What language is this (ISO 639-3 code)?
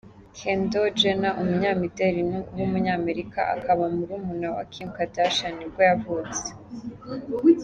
kin